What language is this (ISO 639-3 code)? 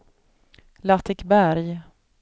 swe